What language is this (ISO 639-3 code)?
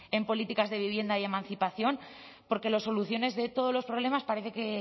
spa